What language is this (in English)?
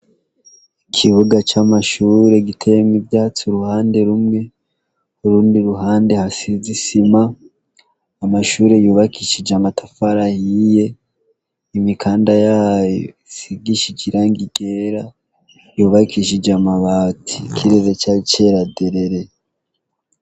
Rundi